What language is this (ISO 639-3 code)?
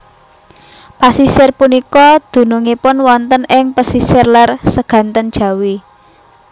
jav